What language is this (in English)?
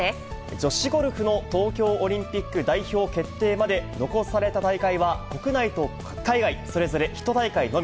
Japanese